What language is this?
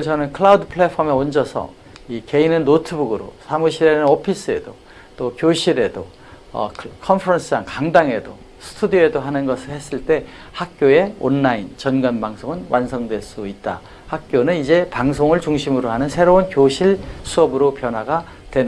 Korean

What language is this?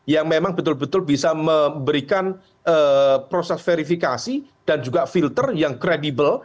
Indonesian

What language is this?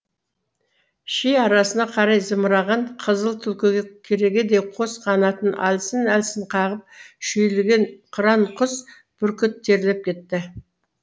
Kazakh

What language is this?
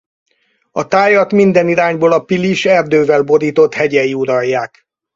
Hungarian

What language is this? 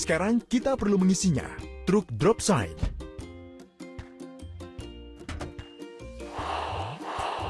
Indonesian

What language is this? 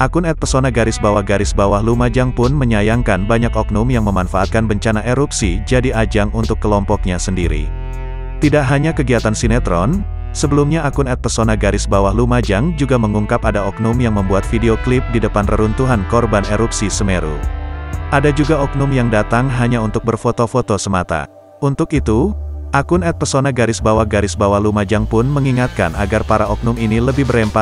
Indonesian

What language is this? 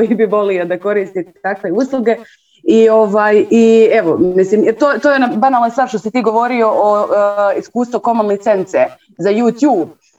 Croatian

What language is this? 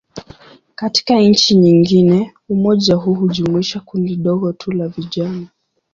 Swahili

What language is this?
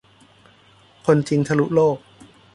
Thai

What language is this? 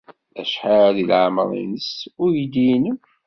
Kabyle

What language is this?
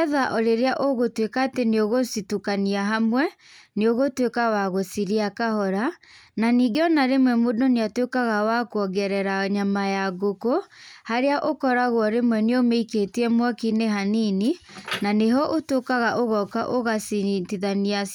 Kikuyu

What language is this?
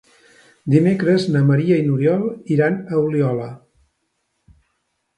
Catalan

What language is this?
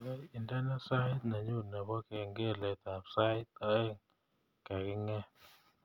Kalenjin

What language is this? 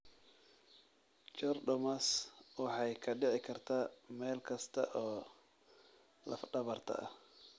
Somali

